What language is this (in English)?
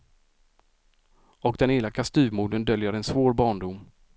Swedish